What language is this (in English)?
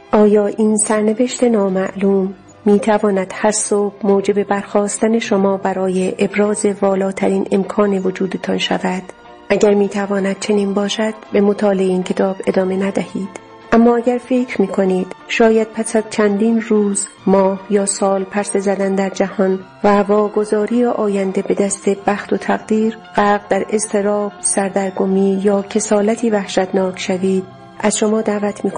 Persian